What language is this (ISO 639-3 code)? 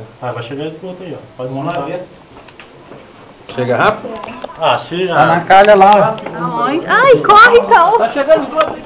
por